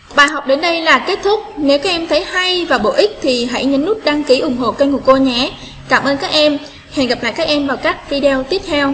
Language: Vietnamese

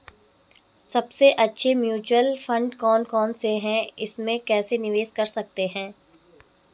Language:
Hindi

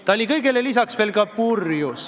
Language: Estonian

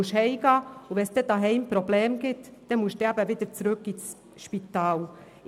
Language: Swiss German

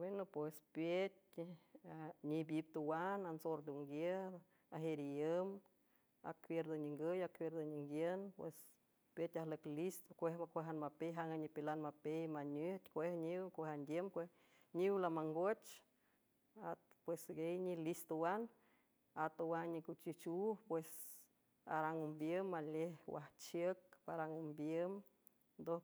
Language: San Francisco Del Mar Huave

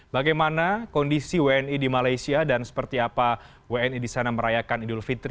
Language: Indonesian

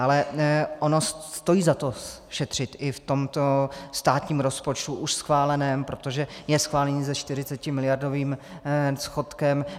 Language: Czech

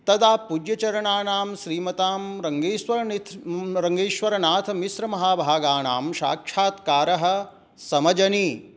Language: Sanskrit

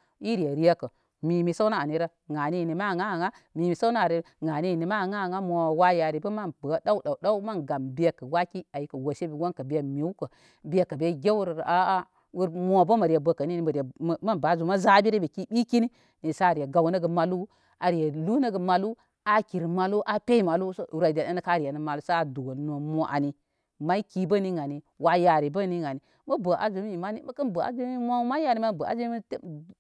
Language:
Koma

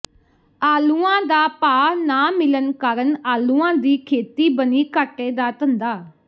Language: Punjabi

